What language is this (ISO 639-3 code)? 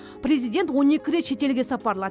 kaz